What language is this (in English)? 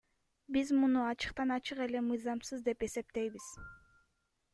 Kyrgyz